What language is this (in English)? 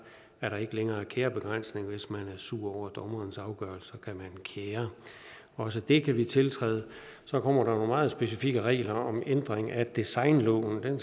Danish